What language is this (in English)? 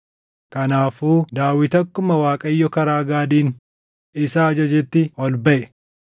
Oromo